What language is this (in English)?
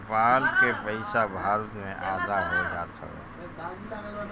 Bhojpuri